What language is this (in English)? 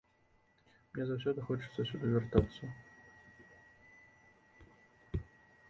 Belarusian